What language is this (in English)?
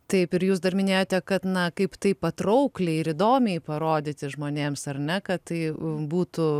Lithuanian